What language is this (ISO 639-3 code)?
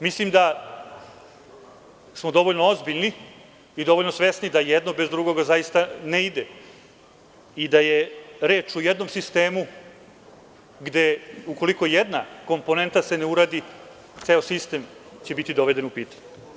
srp